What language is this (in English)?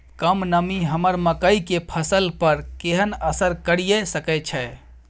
Maithili